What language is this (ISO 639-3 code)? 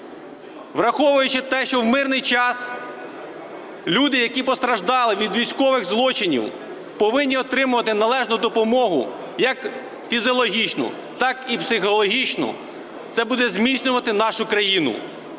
ukr